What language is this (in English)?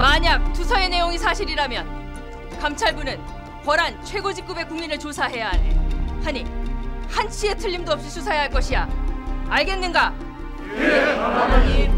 Korean